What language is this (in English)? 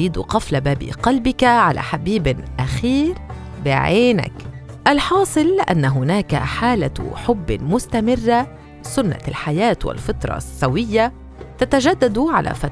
Arabic